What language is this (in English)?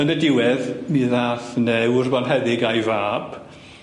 Welsh